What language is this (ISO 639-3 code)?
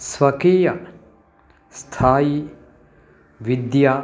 san